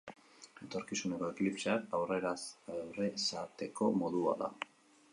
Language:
Basque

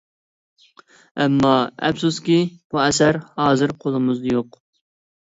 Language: Uyghur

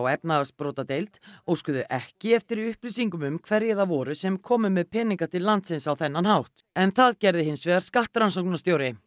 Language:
Icelandic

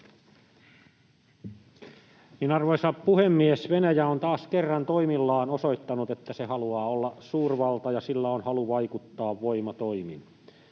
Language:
Finnish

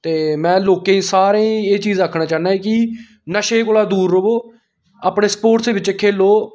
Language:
Dogri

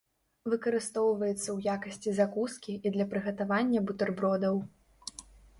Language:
Belarusian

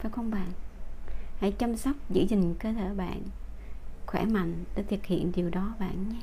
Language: Vietnamese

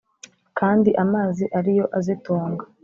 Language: Kinyarwanda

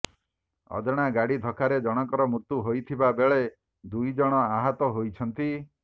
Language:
Odia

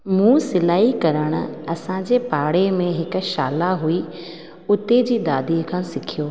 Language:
Sindhi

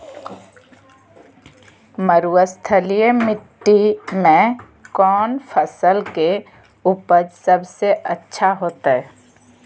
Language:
Magahi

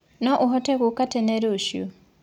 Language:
Kikuyu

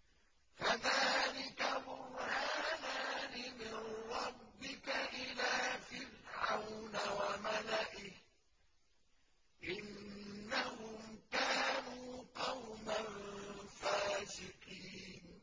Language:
Arabic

